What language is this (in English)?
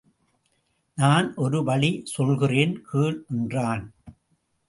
Tamil